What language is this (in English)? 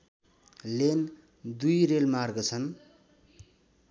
Nepali